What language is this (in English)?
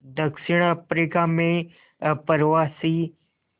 Hindi